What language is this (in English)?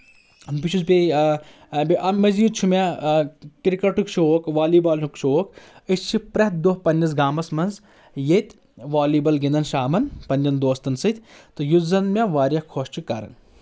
Kashmiri